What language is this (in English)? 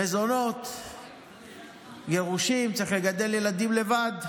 Hebrew